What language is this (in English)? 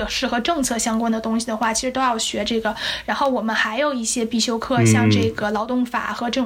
Chinese